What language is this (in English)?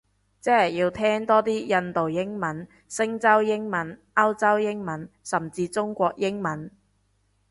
Cantonese